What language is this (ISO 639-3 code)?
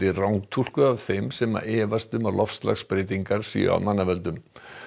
isl